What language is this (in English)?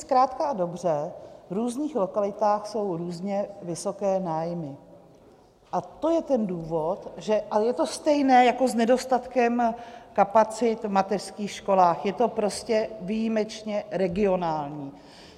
Czech